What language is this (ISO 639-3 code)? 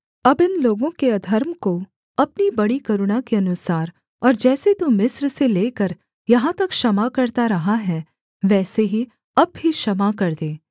hin